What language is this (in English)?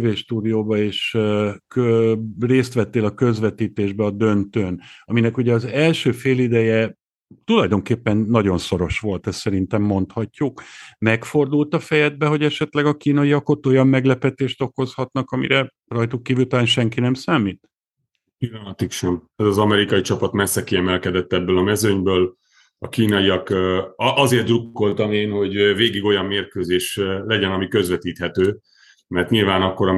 Hungarian